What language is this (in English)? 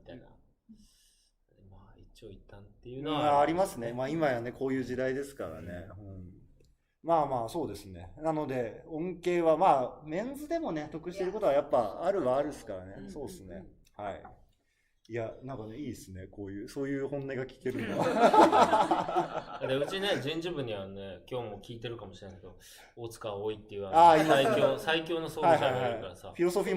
Japanese